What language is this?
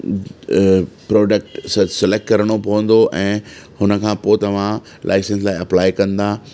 Sindhi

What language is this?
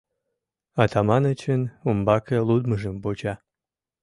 Mari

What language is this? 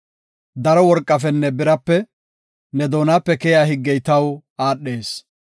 Gofa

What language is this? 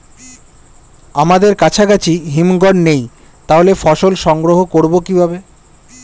Bangla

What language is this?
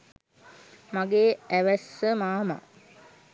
Sinhala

